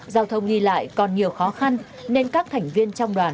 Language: Vietnamese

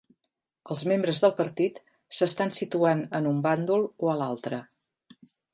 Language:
Catalan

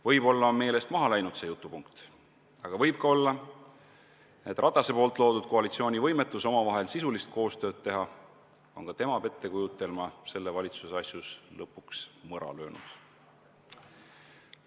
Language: Estonian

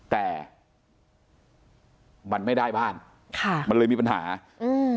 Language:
Thai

